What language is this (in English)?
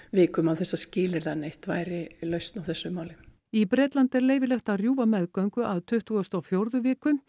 Icelandic